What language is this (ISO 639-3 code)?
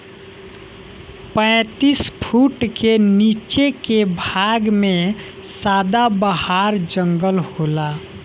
bho